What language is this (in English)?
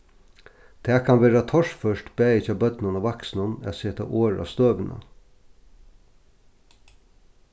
Faroese